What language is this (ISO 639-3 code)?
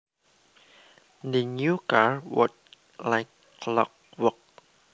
jav